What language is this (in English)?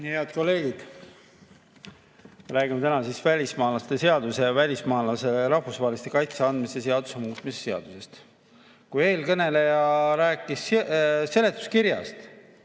Estonian